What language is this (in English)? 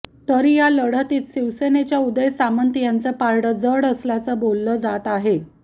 Marathi